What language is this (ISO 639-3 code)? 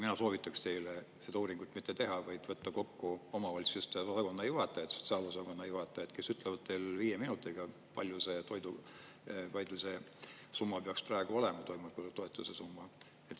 est